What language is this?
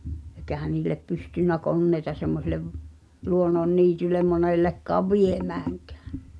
Finnish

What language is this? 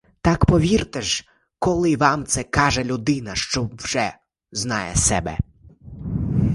Ukrainian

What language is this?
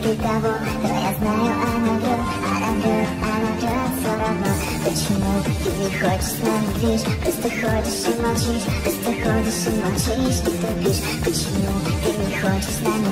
Russian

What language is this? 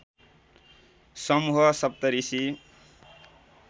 Nepali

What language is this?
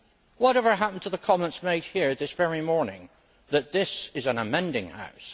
English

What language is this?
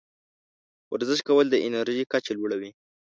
Pashto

